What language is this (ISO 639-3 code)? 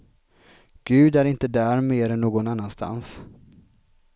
swe